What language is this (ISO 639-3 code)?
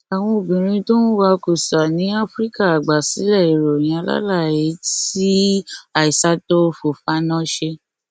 yor